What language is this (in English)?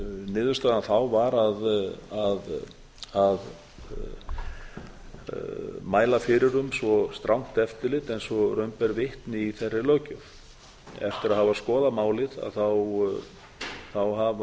Icelandic